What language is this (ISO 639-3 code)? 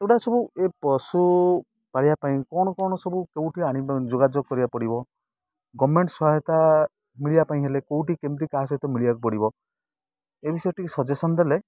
ori